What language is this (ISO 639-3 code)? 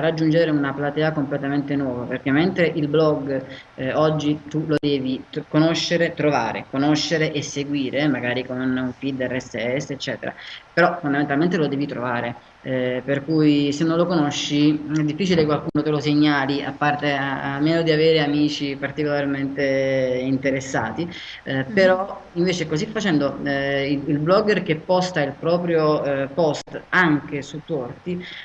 ita